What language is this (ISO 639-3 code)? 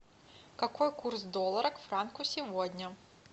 rus